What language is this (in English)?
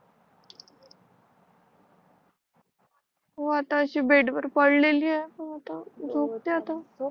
Marathi